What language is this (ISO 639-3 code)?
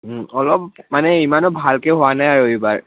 asm